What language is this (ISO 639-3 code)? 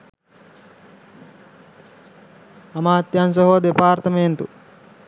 sin